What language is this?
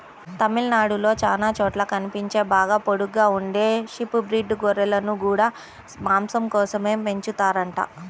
Telugu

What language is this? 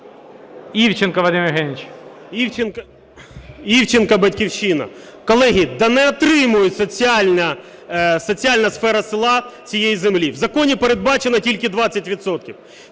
Ukrainian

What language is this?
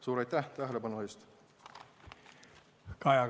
Estonian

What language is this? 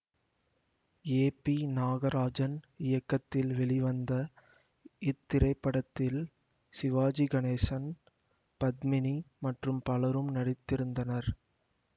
Tamil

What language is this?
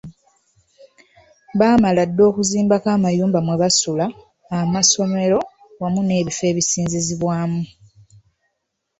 Ganda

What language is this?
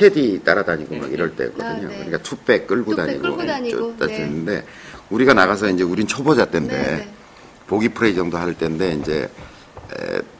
Korean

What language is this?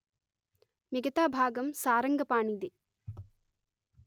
Telugu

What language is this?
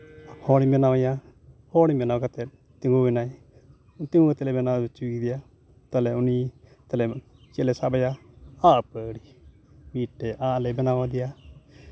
Santali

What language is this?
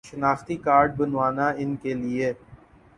Urdu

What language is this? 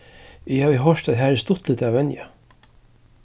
Faroese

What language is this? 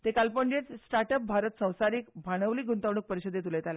Konkani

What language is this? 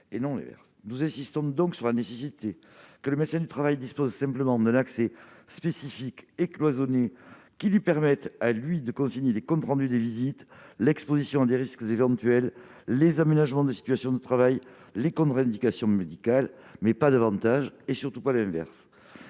French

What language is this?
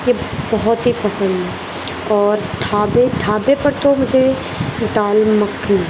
Urdu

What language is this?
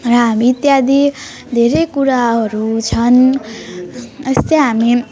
Nepali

